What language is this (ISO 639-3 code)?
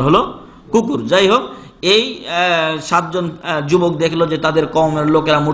ara